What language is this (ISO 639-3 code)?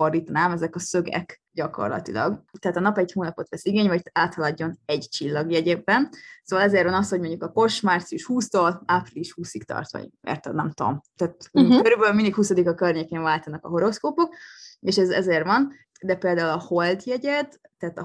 hun